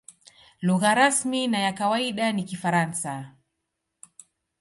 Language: Swahili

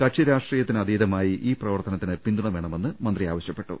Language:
Malayalam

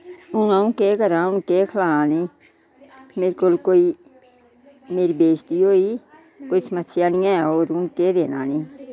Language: Dogri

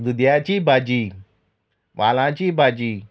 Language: Konkani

